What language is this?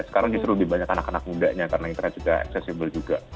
Indonesian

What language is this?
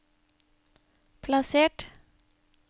Norwegian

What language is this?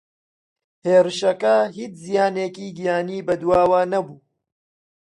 Central Kurdish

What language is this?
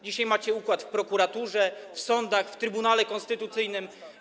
Polish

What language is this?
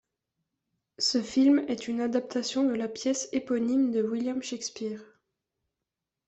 French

